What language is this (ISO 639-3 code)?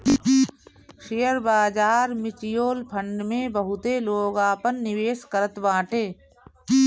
bho